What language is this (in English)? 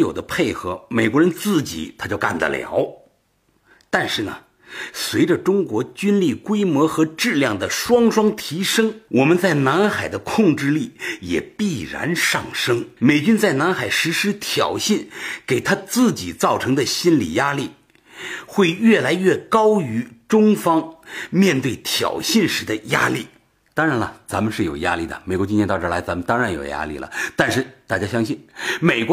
Chinese